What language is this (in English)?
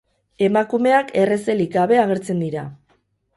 Basque